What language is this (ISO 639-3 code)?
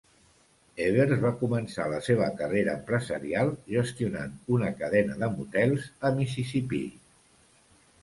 cat